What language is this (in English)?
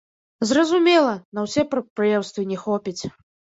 Belarusian